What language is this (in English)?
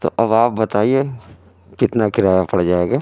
Urdu